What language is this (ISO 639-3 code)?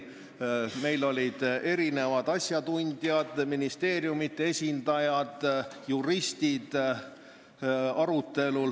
est